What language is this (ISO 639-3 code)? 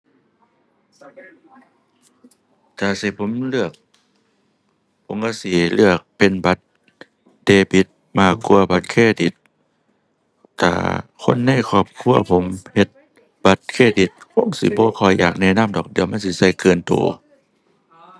tha